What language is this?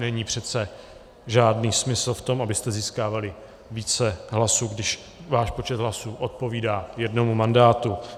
Czech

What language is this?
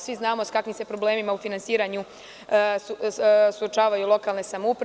Serbian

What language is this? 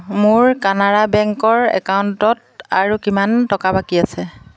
Assamese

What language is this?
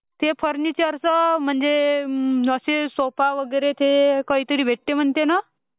Marathi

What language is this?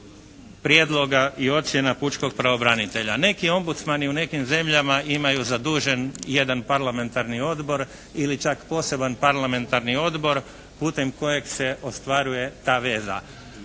Croatian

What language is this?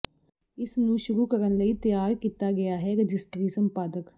Punjabi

